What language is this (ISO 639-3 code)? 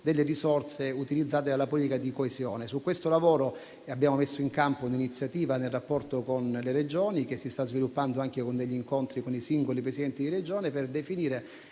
ita